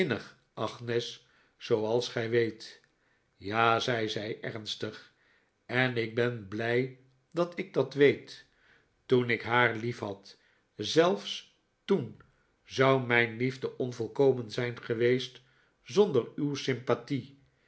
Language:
Dutch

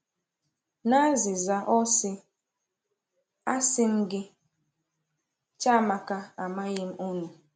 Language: Igbo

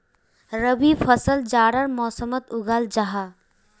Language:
Magahi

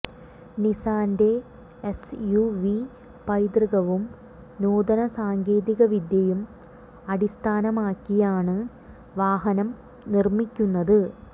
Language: Malayalam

